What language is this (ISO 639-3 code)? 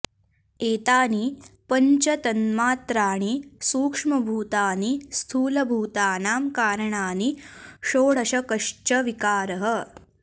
san